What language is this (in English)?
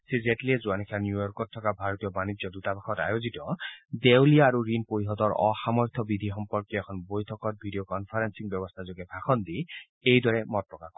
Assamese